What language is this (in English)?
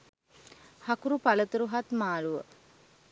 Sinhala